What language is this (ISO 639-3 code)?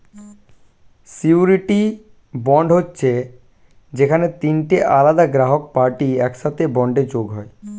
ben